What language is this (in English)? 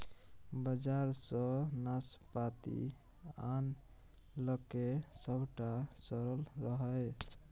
Maithili